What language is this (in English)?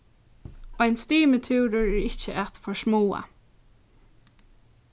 Faroese